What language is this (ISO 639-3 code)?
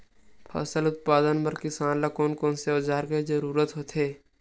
hne